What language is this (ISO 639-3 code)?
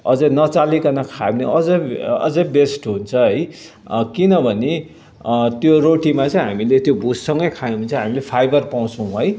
nep